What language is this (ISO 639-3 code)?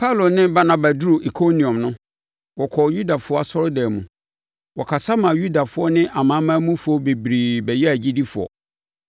aka